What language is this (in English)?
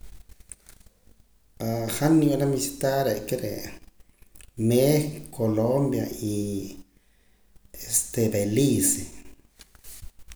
Poqomam